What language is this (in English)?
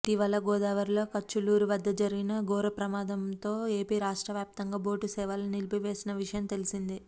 Telugu